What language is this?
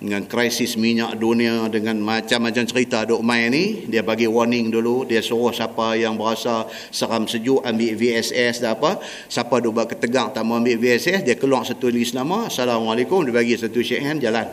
Malay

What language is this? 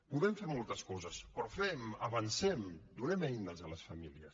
Catalan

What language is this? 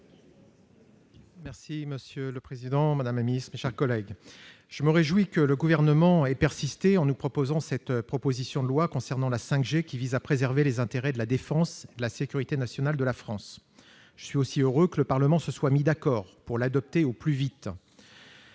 French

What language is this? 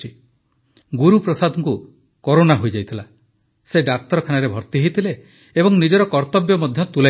Odia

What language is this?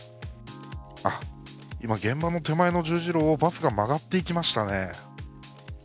Japanese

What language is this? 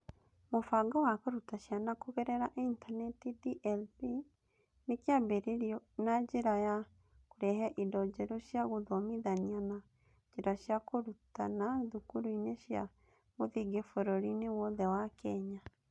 Kikuyu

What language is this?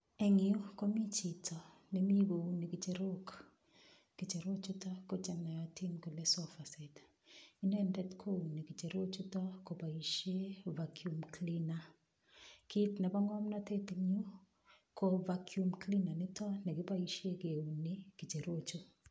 Kalenjin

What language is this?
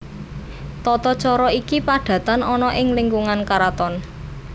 Javanese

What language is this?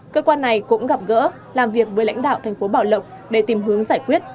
Vietnamese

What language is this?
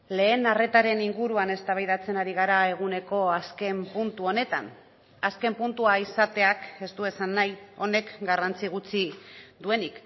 Basque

